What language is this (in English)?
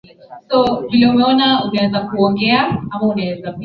Swahili